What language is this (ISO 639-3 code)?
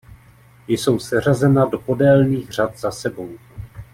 ces